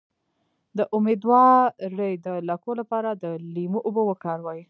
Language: Pashto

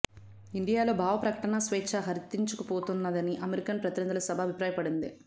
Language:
Telugu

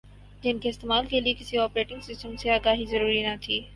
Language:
Urdu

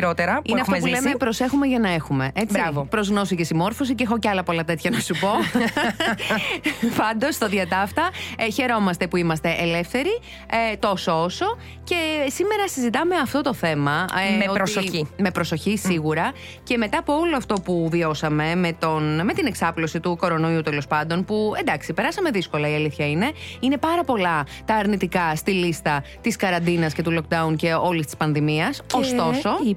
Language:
Greek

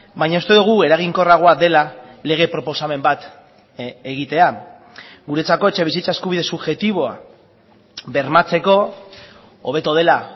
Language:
Basque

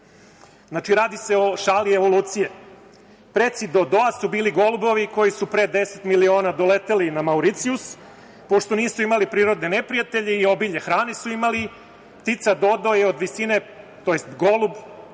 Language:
Serbian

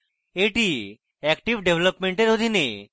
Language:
Bangla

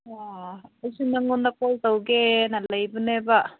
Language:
Manipuri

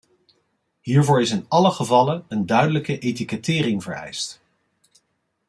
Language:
Dutch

